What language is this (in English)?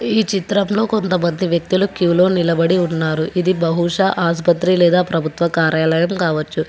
Telugu